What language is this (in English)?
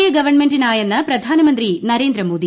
Malayalam